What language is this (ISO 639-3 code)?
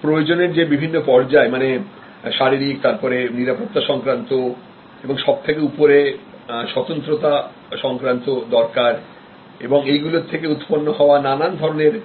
ben